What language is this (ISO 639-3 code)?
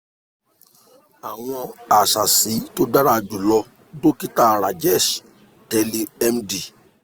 yor